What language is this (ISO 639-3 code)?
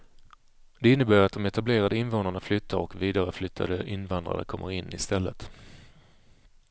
swe